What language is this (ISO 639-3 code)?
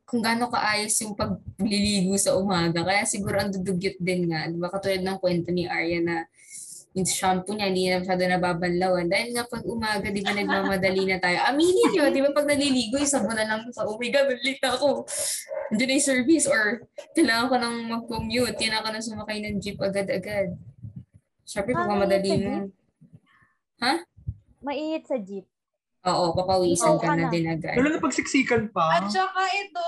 fil